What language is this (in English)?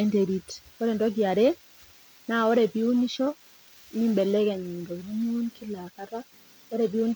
Masai